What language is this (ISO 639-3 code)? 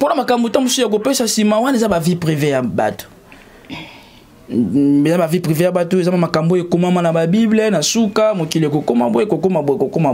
fra